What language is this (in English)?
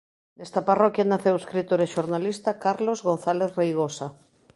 Galician